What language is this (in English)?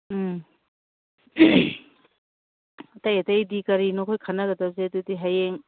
Manipuri